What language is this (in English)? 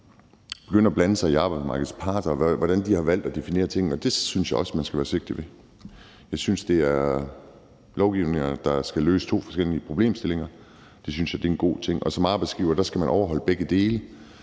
Danish